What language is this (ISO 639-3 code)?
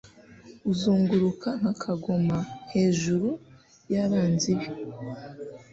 kin